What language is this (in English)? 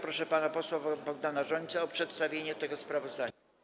Polish